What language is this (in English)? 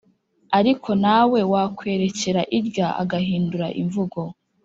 Kinyarwanda